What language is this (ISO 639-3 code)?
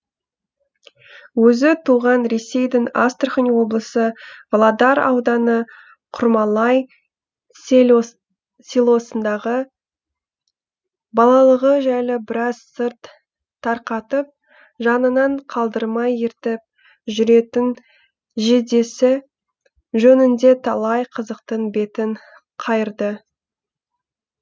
kaz